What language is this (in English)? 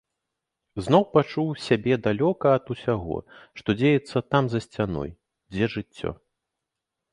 Belarusian